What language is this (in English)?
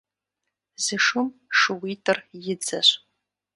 Kabardian